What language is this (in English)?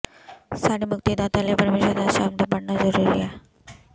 Punjabi